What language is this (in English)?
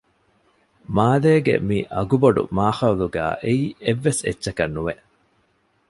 Divehi